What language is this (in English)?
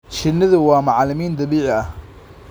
Somali